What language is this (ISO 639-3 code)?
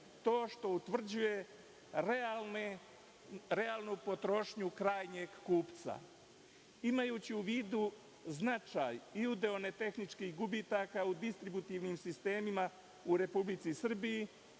srp